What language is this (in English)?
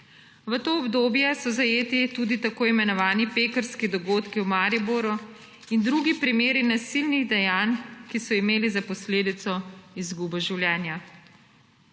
Slovenian